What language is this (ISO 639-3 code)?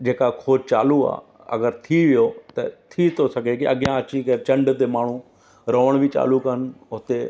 snd